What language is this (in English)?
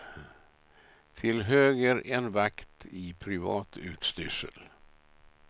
Swedish